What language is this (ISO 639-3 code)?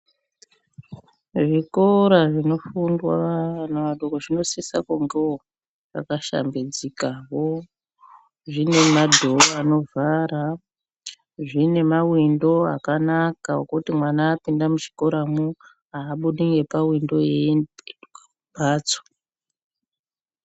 ndc